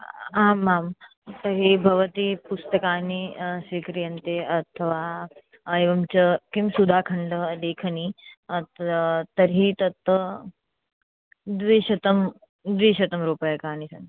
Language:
Sanskrit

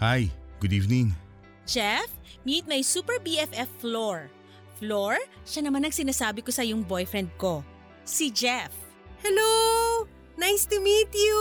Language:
Filipino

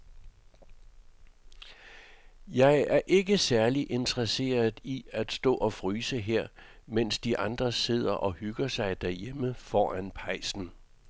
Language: Danish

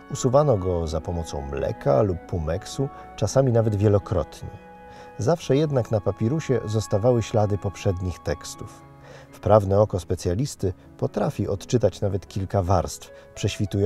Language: Polish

